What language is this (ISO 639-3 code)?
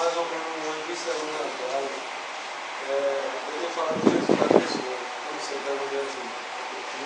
por